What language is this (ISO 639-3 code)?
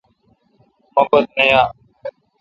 xka